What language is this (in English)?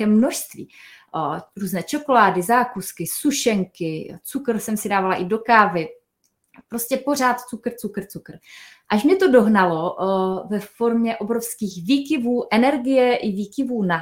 Czech